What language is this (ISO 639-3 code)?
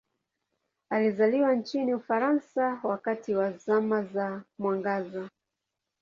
swa